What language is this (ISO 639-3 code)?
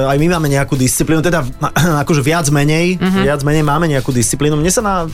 slk